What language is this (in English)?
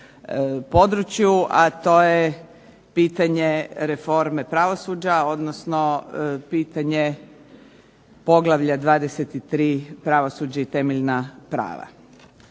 Croatian